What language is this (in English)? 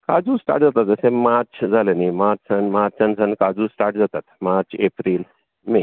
Konkani